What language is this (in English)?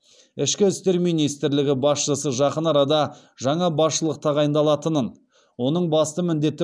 Kazakh